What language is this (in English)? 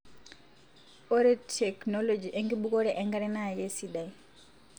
Masai